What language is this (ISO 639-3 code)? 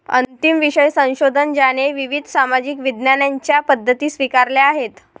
mar